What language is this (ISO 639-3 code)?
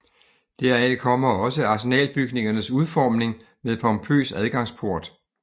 dan